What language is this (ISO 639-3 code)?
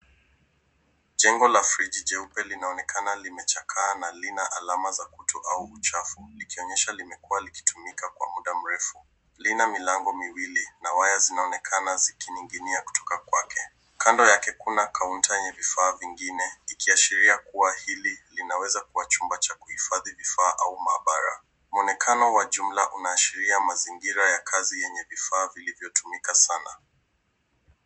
swa